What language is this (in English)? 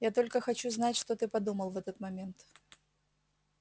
Russian